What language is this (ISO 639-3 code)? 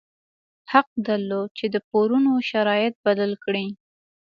pus